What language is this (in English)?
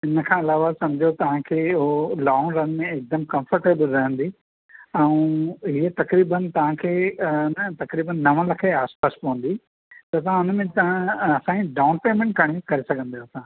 Sindhi